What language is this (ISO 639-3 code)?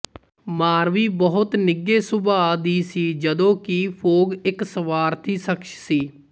pan